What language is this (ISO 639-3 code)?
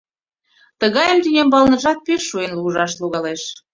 chm